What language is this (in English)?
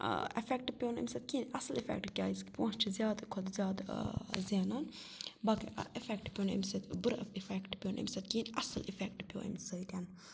Kashmiri